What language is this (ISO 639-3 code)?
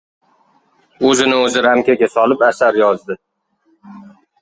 uzb